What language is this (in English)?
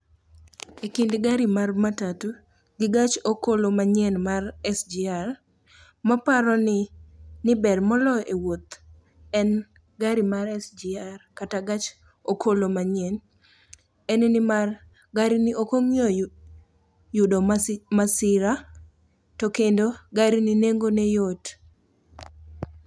Luo (Kenya and Tanzania)